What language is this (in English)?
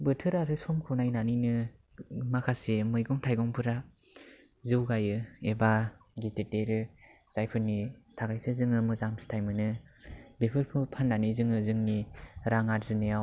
Bodo